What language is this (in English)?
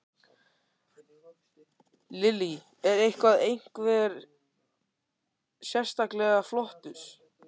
Icelandic